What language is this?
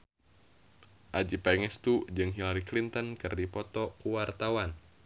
Sundanese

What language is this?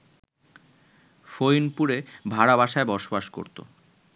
Bangla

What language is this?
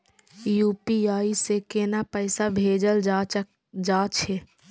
Maithili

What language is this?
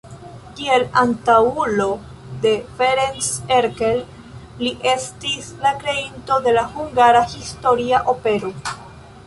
Esperanto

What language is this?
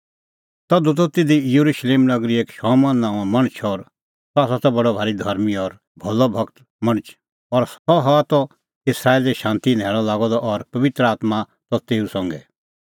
Kullu Pahari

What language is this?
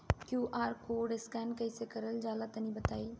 Bhojpuri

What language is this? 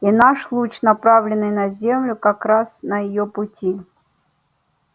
Russian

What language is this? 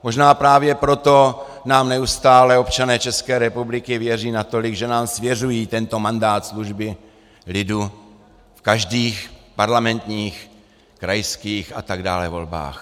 Czech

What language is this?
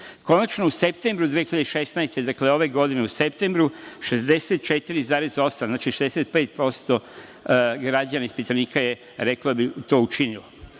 Serbian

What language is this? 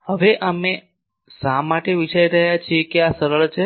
Gujarati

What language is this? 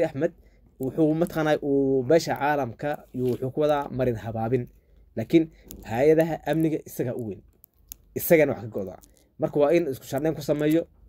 Arabic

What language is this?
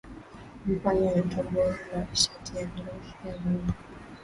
Swahili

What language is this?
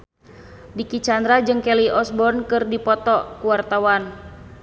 Sundanese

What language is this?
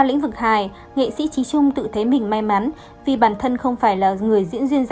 Vietnamese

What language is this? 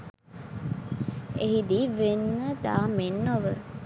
Sinhala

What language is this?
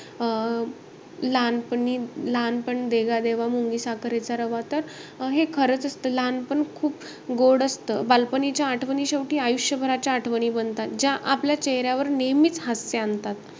Marathi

